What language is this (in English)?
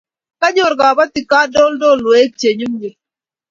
Kalenjin